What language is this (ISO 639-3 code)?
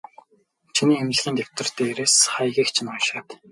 mon